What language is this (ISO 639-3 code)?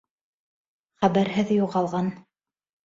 bak